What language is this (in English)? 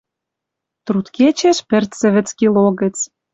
Western Mari